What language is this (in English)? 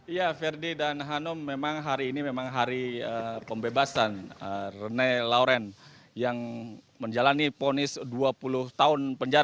Indonesian